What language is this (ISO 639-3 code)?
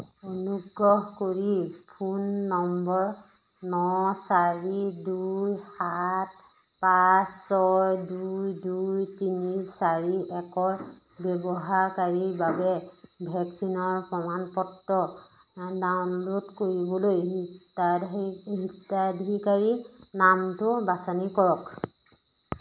asm